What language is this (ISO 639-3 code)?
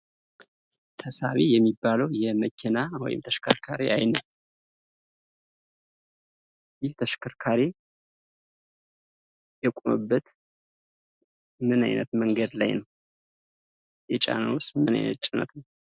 amh